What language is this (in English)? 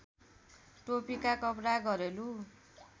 Nepali